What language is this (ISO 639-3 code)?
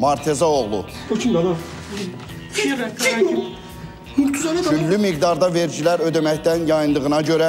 tur